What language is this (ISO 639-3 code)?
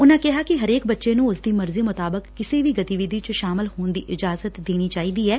pan